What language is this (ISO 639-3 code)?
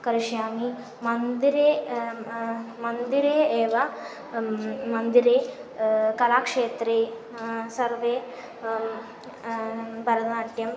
san